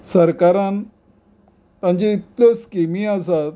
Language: Konkani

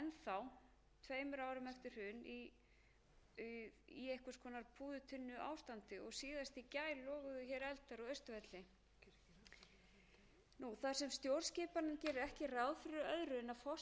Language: Icelandic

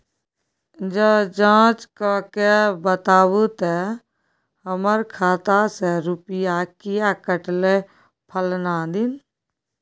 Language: Maithili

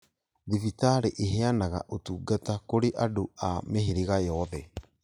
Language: Kikuyu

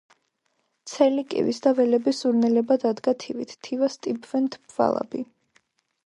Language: Georgian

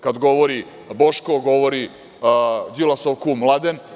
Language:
Serbian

